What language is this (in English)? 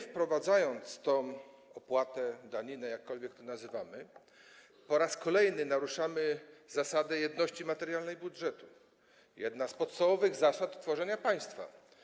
Polish